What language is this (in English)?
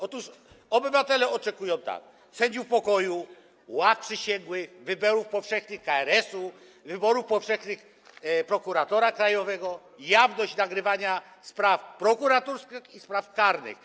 Polish